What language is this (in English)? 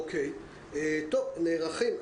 Hebrew